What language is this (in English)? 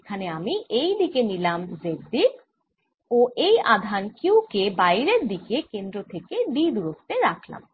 Bangla